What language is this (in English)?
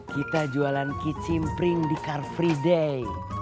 Indonesian